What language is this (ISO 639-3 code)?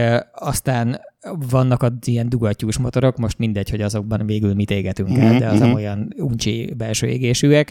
hun